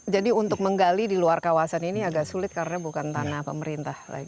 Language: Indonesian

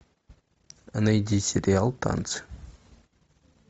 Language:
Russian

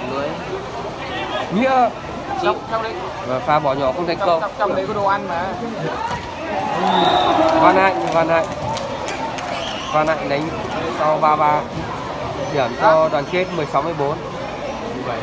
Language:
Vietnamese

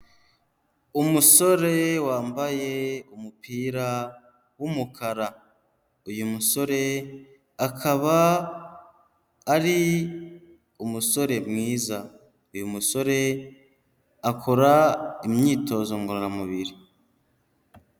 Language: Kinyarwanda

